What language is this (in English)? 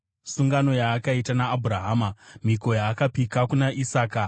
Shona